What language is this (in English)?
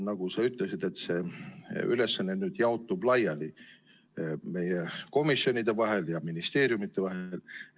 Estonian